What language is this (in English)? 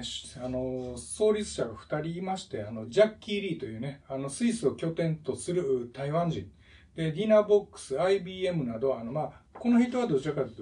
Japanese